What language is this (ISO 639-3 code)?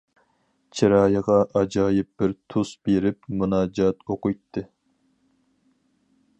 uig